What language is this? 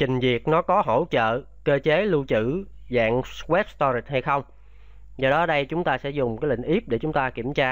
Vietnamese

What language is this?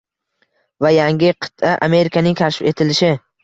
Uzbek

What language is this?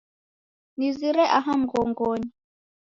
Taita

